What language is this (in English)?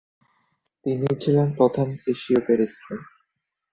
Bangla